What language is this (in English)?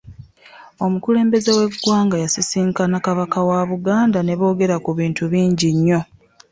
Ganda